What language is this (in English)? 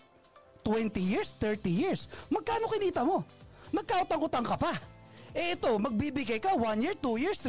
Filipino